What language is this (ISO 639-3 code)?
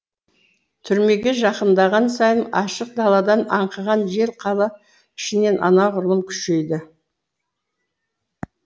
kaz